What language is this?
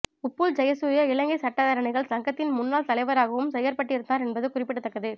Tamil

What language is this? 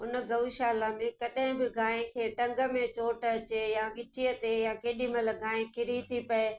Sindhi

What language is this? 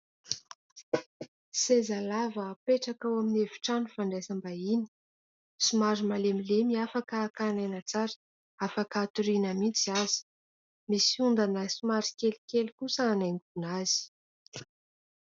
Malagasy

